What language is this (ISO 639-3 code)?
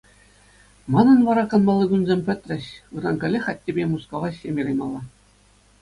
chv